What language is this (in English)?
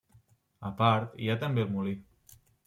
Catalan